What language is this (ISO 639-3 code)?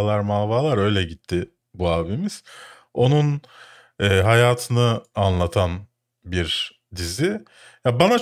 tur